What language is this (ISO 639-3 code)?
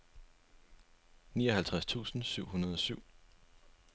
dan